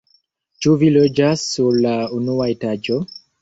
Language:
Esperanto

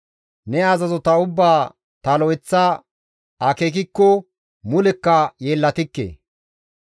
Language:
Gamo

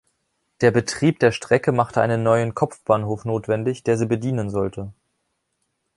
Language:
German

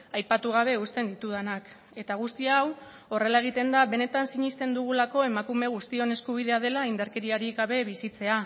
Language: Basque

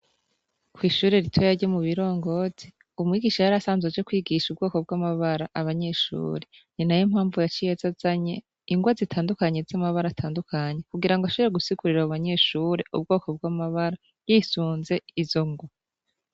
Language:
Rundi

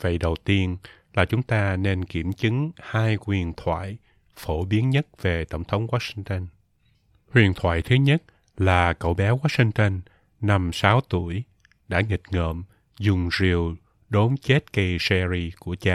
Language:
Vietnamese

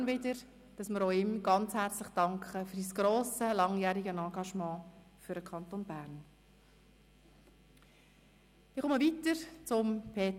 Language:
Swiss German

